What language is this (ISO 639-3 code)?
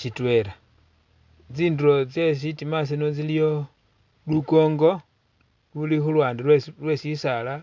myx